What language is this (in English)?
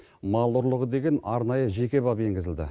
Kazakh